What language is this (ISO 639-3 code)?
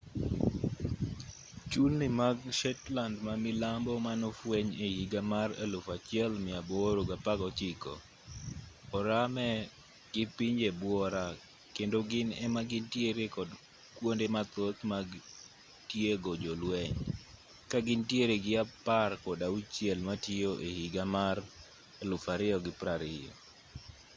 luo